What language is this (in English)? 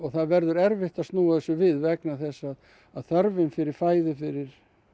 Icelandic